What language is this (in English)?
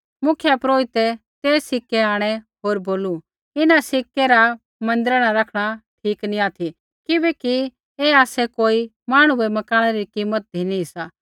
Kullu Pahari